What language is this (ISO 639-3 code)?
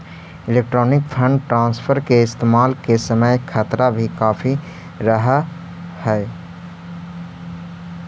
mag